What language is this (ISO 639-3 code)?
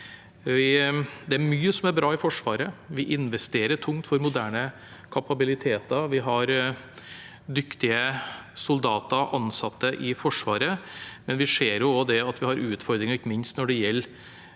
nor